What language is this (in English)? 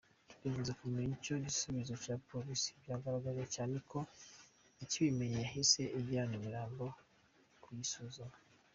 Kinyarwanda